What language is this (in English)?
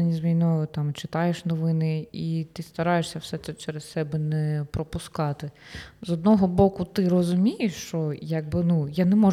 Ukrainian